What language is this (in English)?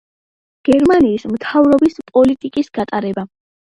Georgian